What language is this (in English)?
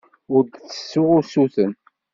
Kabyle